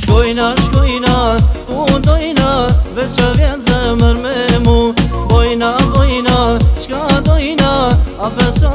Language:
Turkish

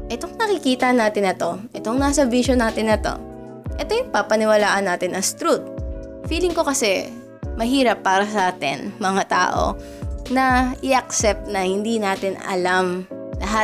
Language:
Filipino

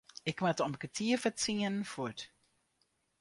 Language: Western Frisian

